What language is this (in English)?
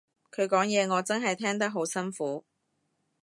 Cantonese